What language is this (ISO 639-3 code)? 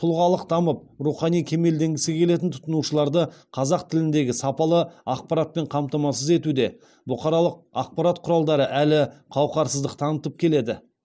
kaz